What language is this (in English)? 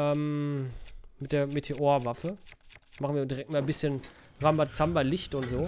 German